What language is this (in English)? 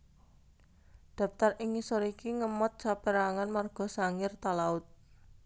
Javanese